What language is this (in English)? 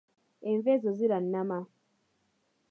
Ganda